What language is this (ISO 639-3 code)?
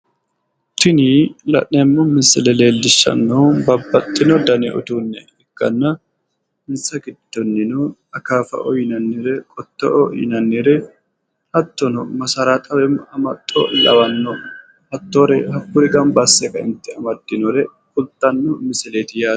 sid